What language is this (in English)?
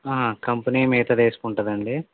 Telugu